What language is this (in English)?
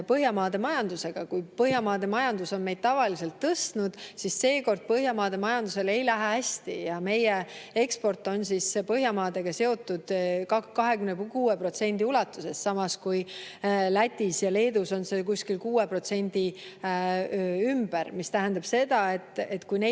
Estonian